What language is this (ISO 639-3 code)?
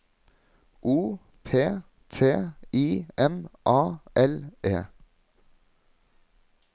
nor